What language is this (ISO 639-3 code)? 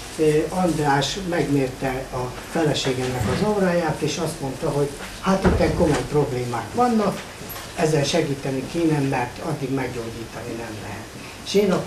hun